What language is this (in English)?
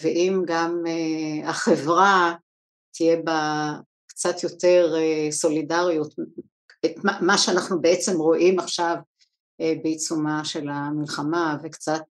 Hebrew